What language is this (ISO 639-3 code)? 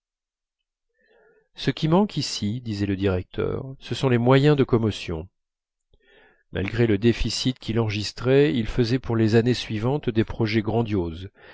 fra